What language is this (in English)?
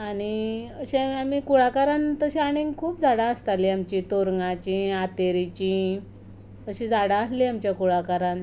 Konkani